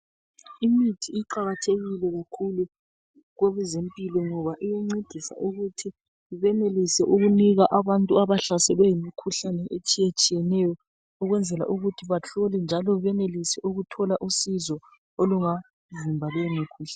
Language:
North Ndebele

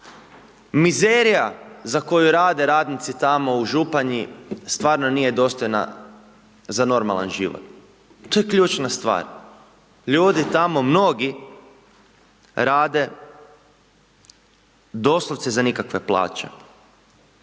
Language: Croatian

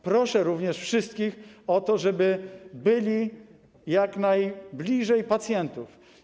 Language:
Polish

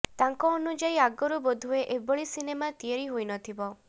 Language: Odia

